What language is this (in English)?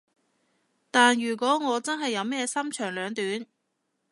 Cantonese